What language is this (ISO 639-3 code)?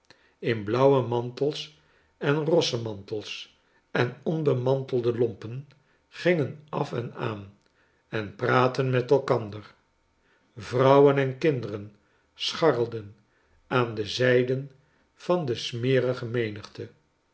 nld